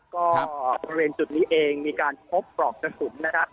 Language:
Thai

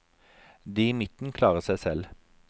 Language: Norwegian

